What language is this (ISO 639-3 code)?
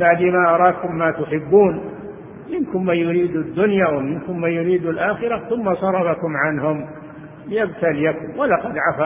ara